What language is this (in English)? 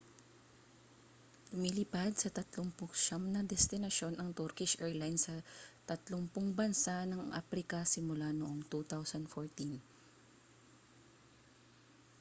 Filipino